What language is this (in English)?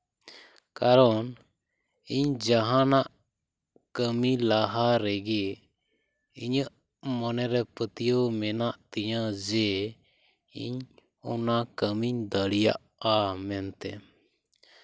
Santali